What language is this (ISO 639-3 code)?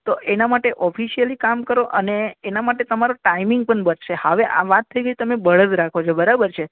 guj